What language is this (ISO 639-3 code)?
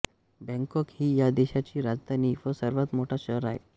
mar